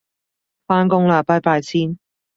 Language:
Cantonese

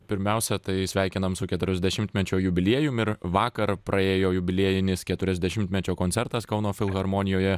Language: Lithuanian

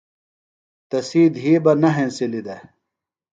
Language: Phalura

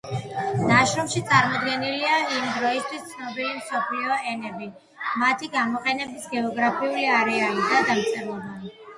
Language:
Georgian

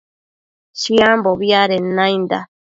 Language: Matsés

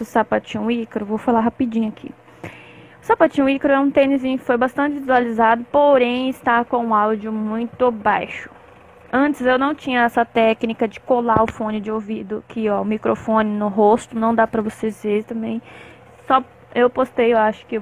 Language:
Portuguese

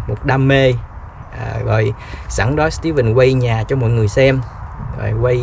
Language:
Vietnamese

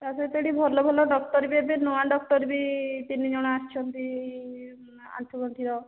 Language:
Odia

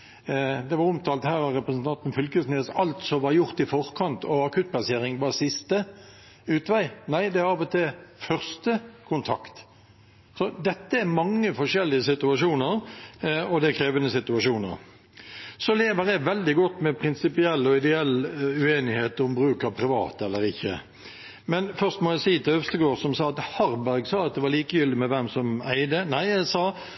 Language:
Norwegian Bokmål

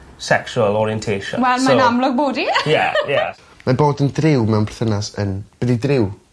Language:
Welsh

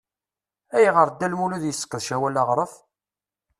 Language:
Kabyle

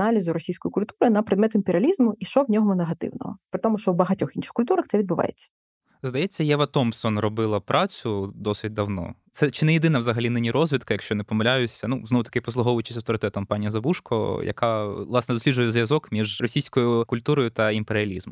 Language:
Ukrainian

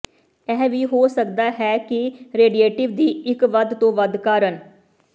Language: Punjabi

